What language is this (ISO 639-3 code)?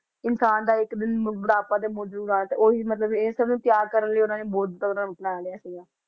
pan